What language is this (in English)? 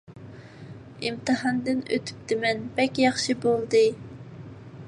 Uyghur